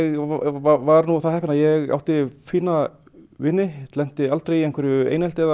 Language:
Icelandic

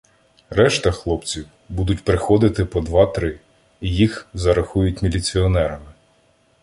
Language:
Ukrainian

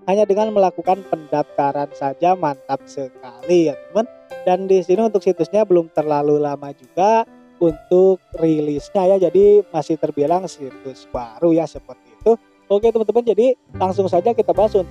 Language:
Indonesian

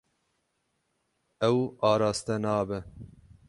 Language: Kurdish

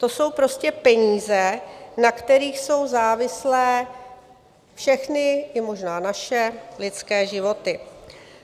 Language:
Czech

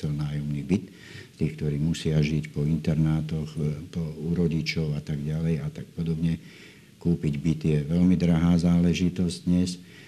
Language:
Slovak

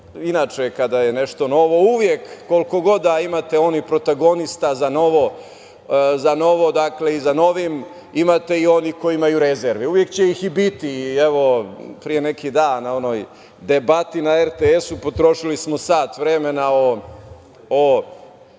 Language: Serbian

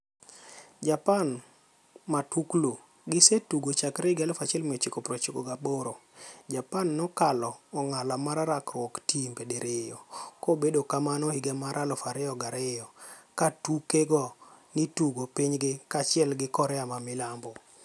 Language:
Luo (Kenya and Tanzania)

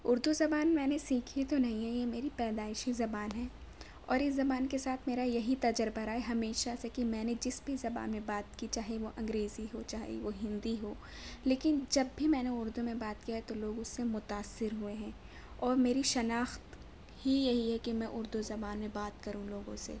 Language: Urdu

